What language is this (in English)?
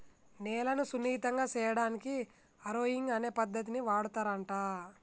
Telugu